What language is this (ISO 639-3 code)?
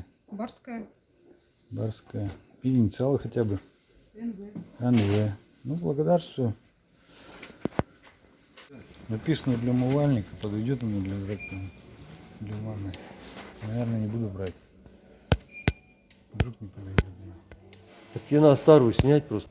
rus